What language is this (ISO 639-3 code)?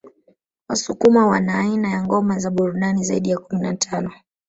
swa